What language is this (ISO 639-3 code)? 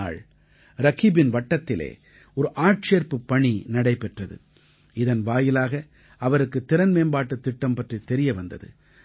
tam